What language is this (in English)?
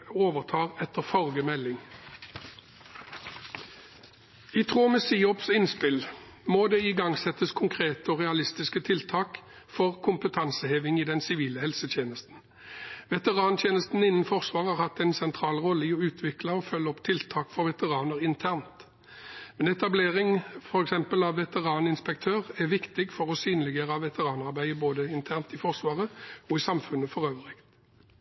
Norwegian Bokmål